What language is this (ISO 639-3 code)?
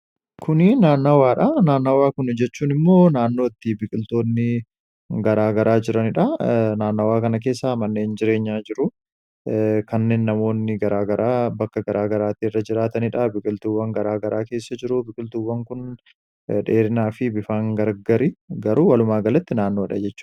orm